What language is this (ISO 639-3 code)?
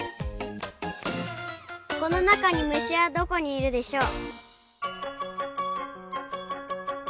jpn